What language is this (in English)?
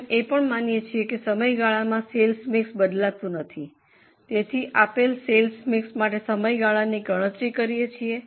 Gujarati